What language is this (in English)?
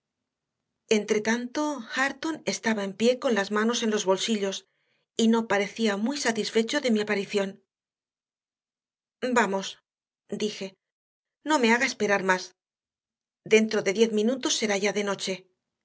Spanish